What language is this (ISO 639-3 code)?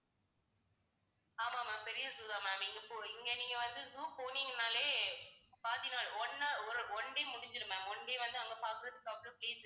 tam